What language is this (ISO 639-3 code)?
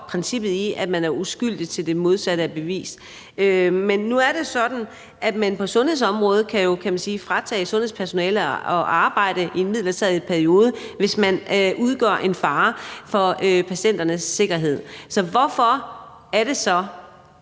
dan